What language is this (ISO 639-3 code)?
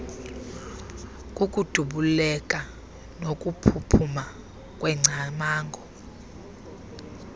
xho